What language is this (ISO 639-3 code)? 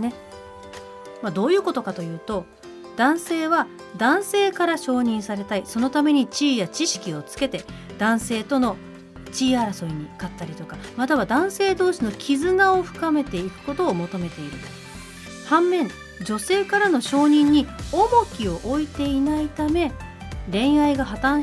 jpn